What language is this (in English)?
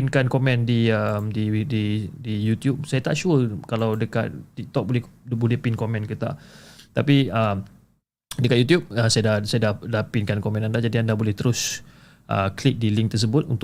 Malay